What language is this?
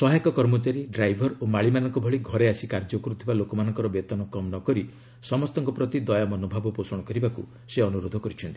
Odia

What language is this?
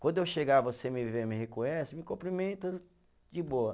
Portuguese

